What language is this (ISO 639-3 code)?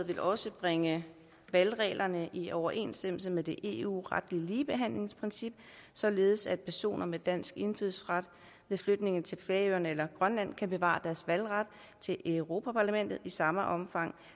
dan